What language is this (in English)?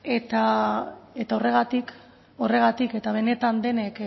Basque